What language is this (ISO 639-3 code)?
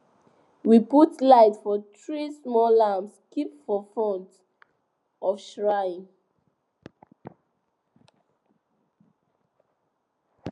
pcm